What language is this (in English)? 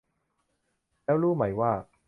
Thai